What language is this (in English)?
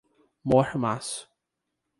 Portuguese